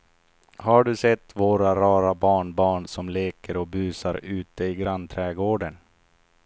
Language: Swedish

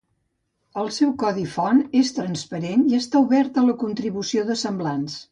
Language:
Catalan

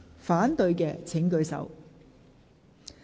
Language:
Cantonese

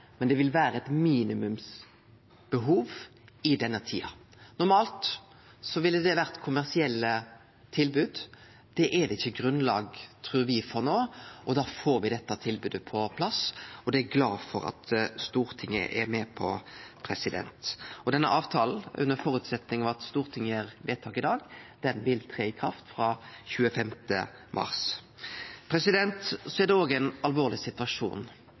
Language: Norwegian Nynorsk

